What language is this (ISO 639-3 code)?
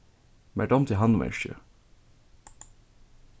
fao